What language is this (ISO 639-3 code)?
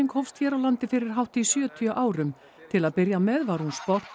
isl